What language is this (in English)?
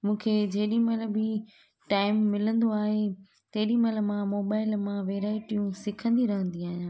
Sindhi